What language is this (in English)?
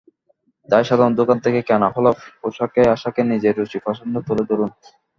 Bangla